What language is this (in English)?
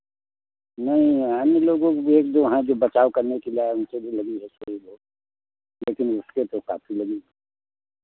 Hindi